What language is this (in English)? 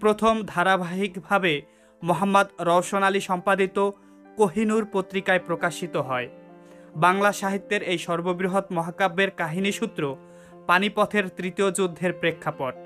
Hindi